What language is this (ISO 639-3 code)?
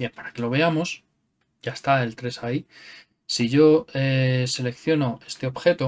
spa